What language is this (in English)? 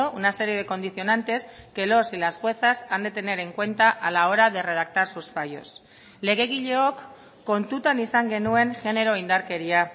Spanish